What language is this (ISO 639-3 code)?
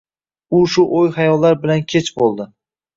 uzb